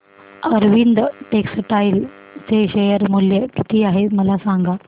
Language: Marathi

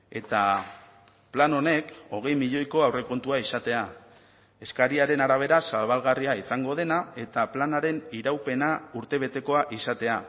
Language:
Basque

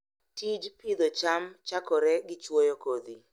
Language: Luo (Kenya and Tanzania)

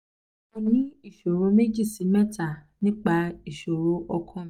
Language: Yoruba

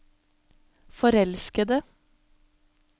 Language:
Norwegian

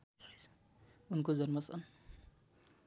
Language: Nepali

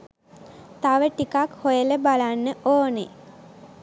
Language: Sinhala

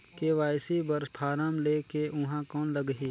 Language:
Chhattisgarhi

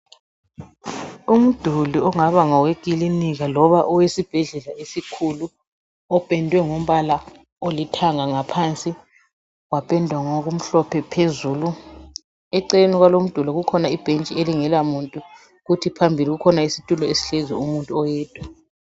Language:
North Ndebele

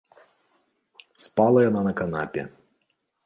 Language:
Belarusian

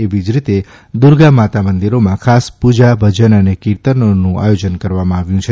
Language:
Gujarati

